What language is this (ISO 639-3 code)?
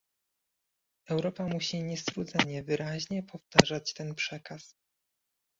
pol